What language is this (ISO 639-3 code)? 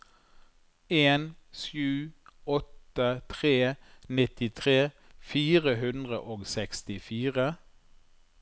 nor